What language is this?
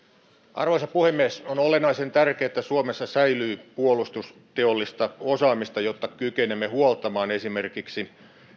Finnish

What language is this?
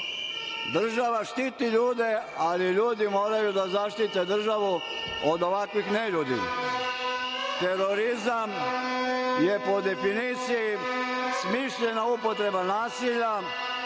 Serbian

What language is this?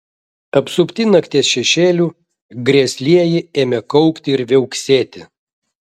Lithuanian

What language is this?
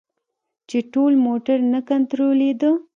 Pashto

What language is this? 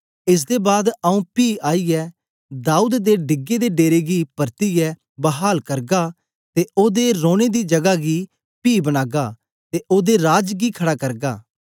Dogri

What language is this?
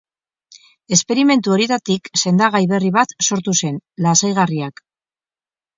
Basque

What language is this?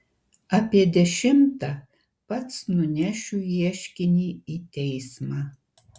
Lithuanian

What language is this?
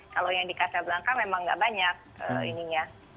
Indonesian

